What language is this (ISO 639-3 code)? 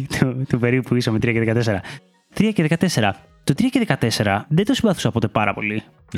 ell